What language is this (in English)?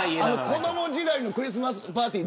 Japanese